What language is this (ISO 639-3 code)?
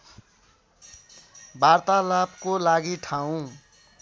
nep